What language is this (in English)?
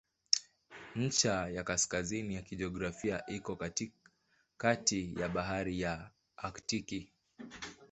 Swahili